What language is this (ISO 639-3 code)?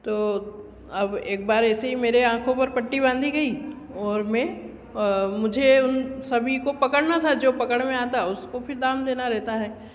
hin